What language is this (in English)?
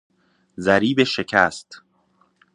Persian